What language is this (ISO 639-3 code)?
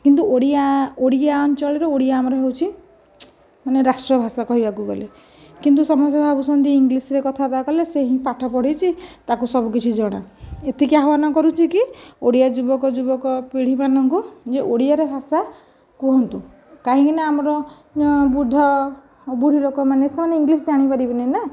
ori